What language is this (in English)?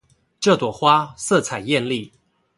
Chinese